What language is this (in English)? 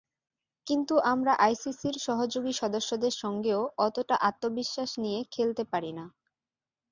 Bangla